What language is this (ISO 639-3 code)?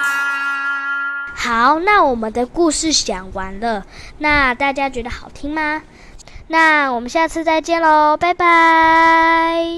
zho